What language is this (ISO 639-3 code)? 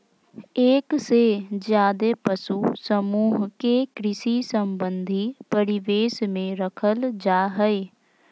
mag